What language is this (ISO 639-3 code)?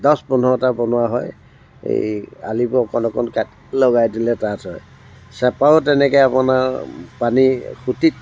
asm